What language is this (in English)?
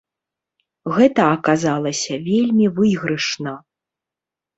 Belarusian